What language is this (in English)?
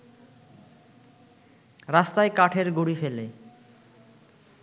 Bangla